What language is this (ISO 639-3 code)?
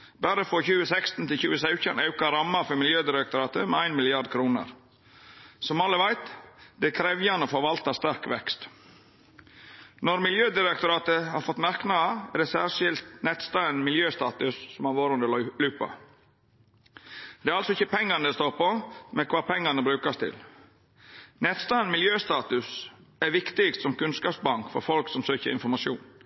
nno